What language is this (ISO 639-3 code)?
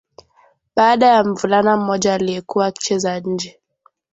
swa